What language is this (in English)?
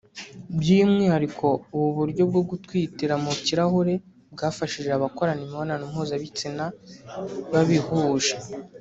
Kinyarwanda